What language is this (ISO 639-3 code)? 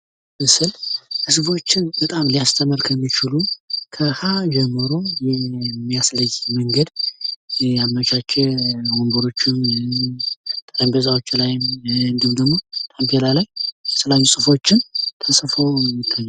amh